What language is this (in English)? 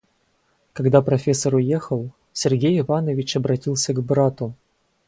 Russian